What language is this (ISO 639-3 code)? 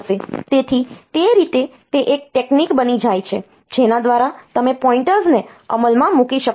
guj